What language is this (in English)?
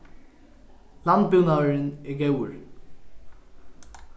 Faroese